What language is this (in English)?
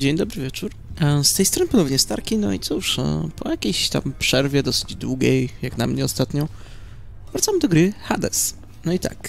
Polish